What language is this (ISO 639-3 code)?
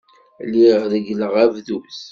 kab